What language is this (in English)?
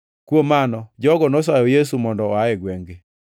Luo (Kenya and Tanzania)